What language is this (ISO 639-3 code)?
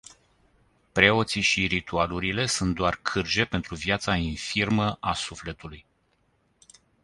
ron